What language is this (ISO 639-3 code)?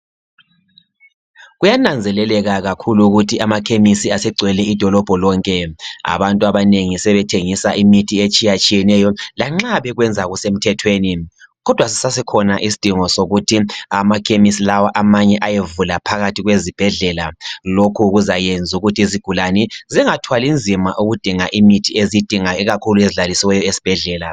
nde